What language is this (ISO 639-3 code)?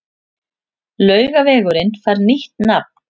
isl